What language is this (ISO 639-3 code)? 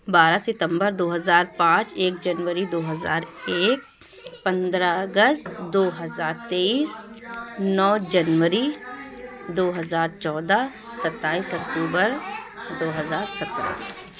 urd